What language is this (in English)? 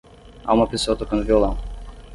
Portuguese